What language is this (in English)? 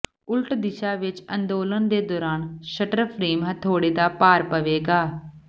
Punjabi